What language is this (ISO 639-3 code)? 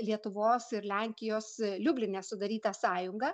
lit